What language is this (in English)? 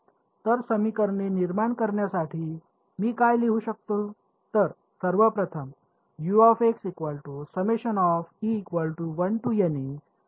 Marathi